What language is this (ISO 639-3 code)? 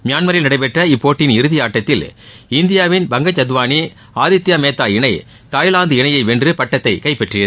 tam